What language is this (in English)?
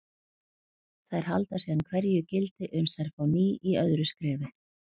Icelandic